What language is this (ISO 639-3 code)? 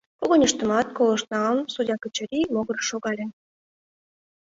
chm